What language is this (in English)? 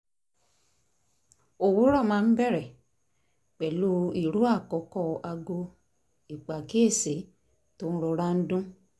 Yoruba